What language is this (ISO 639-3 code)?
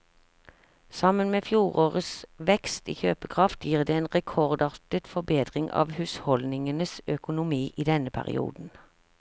nor